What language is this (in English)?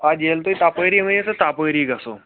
Kashmiri